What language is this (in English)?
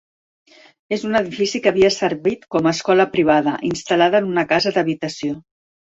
Catalan